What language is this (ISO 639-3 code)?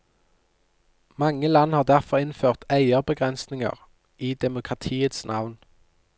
nor